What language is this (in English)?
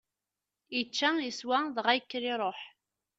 Kabyle